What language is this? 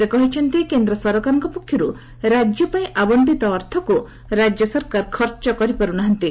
Odia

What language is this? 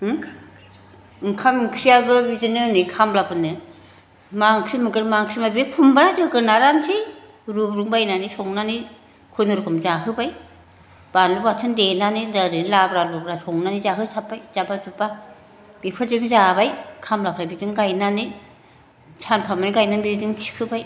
Bodo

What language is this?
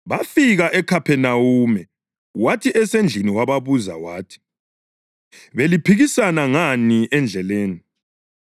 North Ndebele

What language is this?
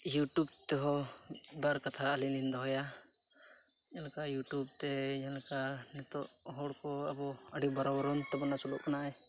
Santali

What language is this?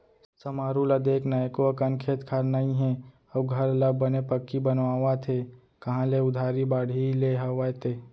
Chhattisgarhi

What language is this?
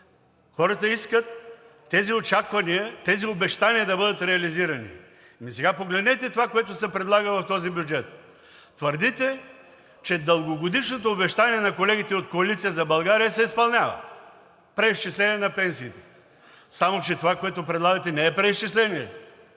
Bulgarian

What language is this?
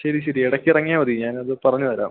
Malayalam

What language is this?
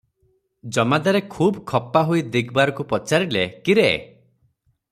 Odia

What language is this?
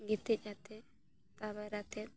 Santali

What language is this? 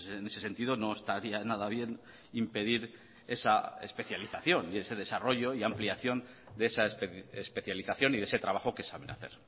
Spanish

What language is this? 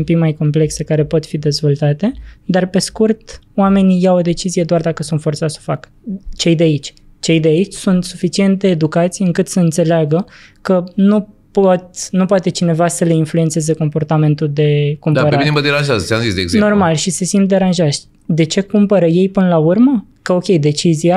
Romanian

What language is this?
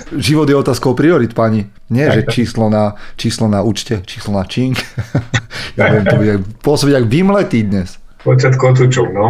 Slovak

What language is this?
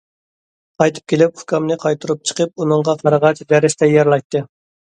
Uyghur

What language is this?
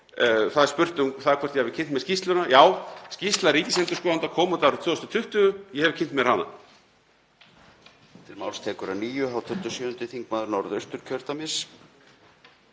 Icelandic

